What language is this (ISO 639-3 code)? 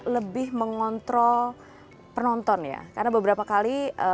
ind